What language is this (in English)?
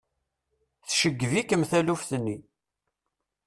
Kabyle